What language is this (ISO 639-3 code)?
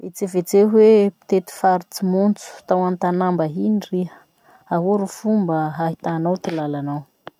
msh